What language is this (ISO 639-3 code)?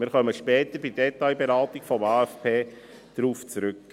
gsw